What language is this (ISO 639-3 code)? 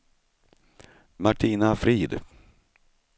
swe